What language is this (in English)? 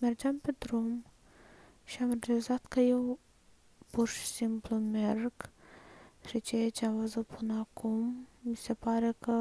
Romanian